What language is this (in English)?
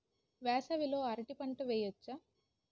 Telugu